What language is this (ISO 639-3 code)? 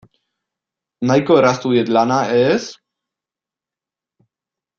eus